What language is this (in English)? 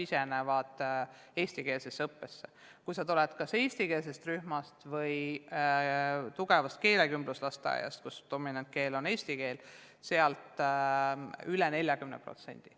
Estonian